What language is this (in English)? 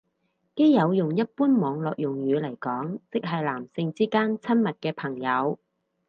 Cantonese